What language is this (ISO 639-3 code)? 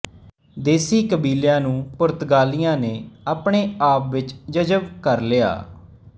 pan